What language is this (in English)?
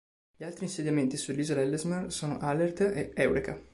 Italian